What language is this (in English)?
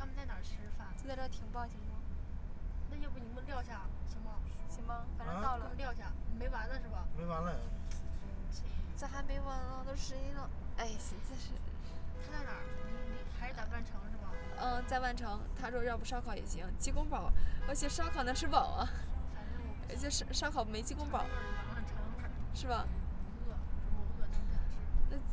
Chinese